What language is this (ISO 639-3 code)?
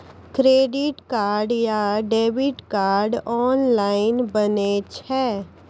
mai